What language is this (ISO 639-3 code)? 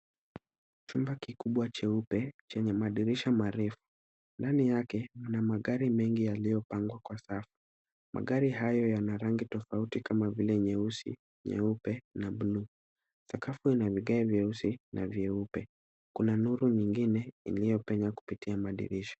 swa